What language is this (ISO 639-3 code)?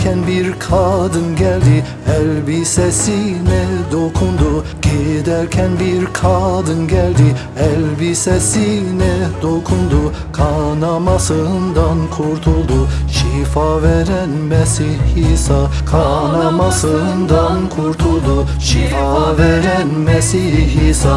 tur